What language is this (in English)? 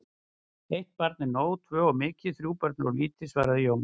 Icelandic